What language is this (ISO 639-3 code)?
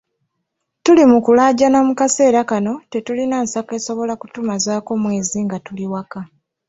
lug